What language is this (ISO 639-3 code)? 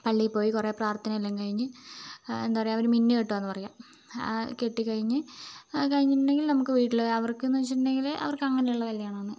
mal